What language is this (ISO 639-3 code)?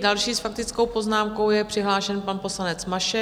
ces